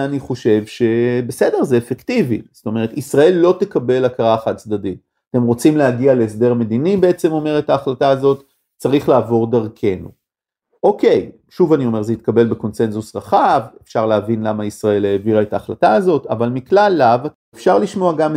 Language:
Hebrew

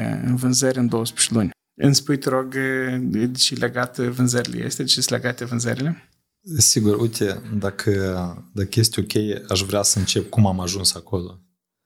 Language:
Romanian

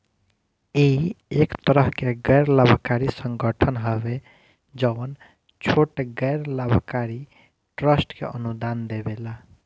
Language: Bhojpuri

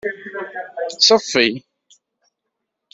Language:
Kabyle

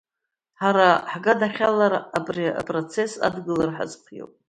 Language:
Abkhazian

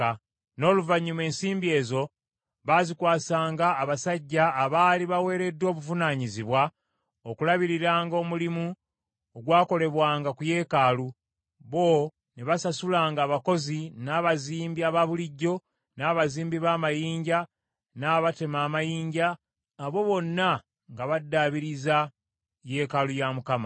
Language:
Ganda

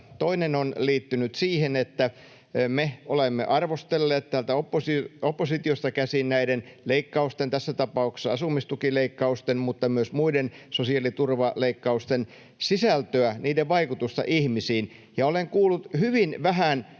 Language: Finnish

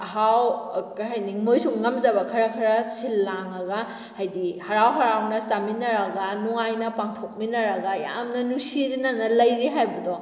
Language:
Manipuri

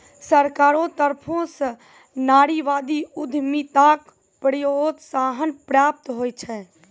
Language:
Maithili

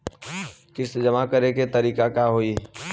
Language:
Bhojpuri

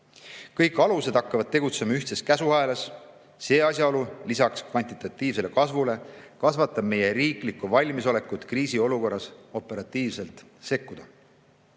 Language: Estonian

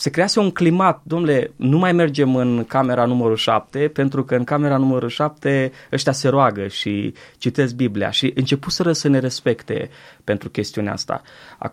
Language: Romanian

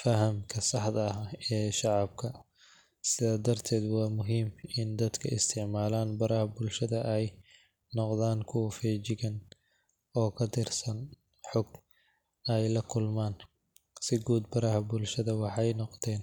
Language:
Somali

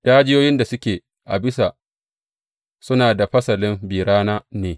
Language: Hausa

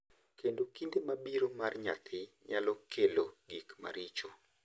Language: Luo (Kenya and Tanzania)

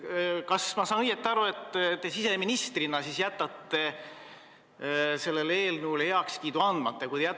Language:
Estonian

